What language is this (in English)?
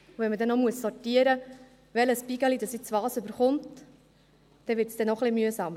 Swiss German